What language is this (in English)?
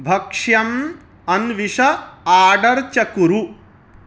Sanskrit